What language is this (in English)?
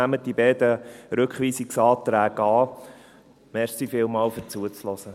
Swiss German